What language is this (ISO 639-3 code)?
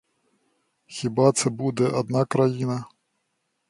ukr